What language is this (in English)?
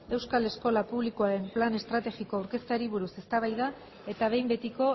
Basque